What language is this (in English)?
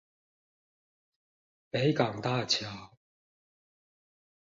Chinese